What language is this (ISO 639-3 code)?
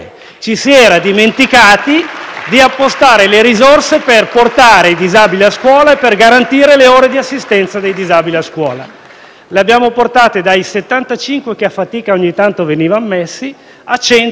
ita